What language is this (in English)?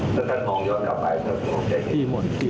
Thai